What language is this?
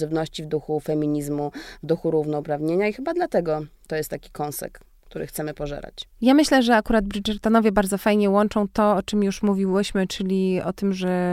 Polish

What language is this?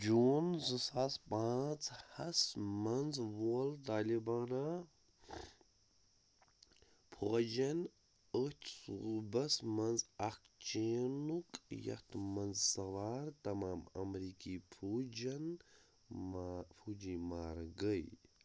Kashmiri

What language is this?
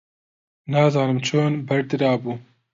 Central Kurdish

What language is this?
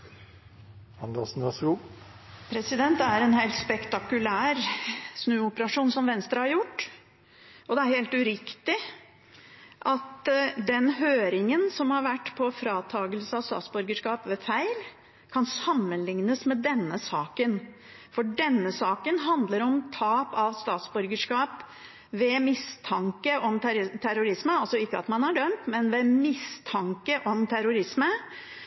Norwegian Bokmål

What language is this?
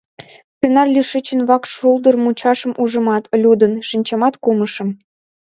Mari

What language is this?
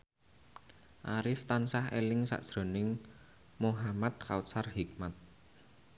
Javanese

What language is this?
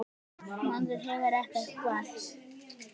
Icelandic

